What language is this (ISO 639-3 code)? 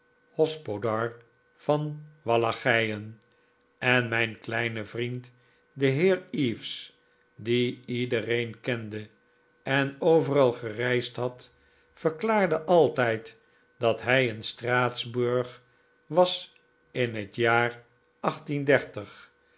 nld